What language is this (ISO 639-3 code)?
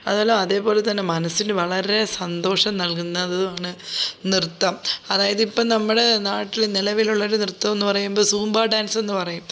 mal